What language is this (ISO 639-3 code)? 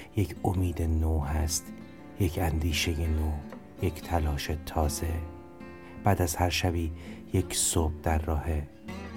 fas